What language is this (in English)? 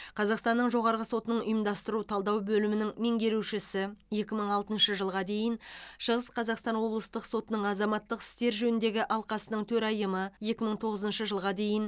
Kazakh